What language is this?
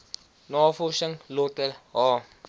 Afrikaans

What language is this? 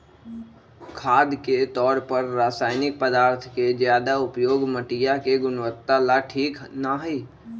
Magahi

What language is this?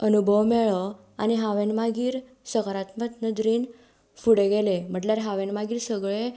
Konkani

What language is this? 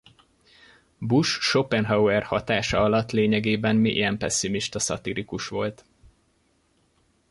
Hungarian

